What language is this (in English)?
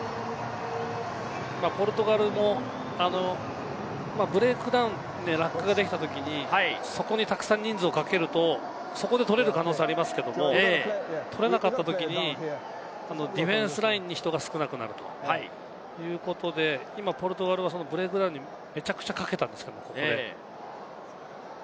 Japanese